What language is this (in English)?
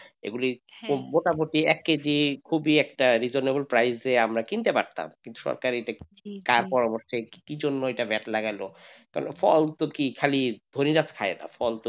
Bangla